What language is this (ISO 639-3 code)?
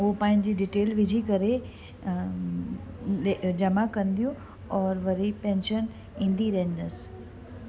snd